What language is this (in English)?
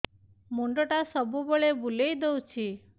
Odia